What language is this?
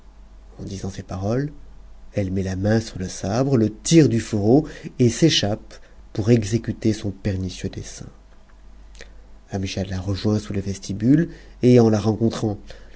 French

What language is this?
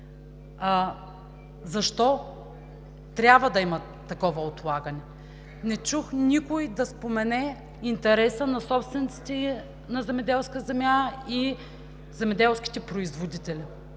Bulgarian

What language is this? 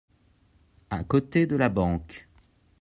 French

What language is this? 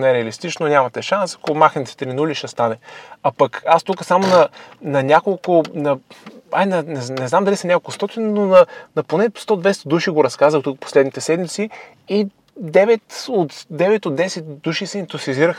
Bulgarian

